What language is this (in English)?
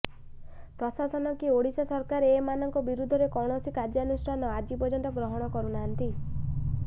Odia